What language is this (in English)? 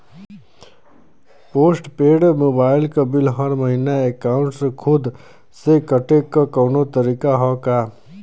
Bhojpuri